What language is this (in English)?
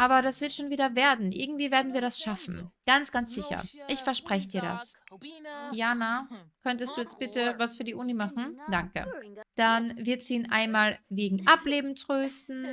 German